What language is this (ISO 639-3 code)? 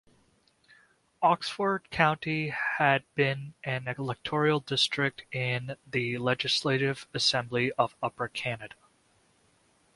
eng